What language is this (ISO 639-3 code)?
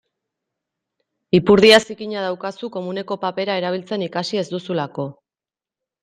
eus